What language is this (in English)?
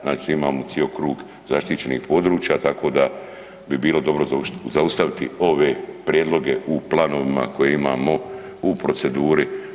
Croatian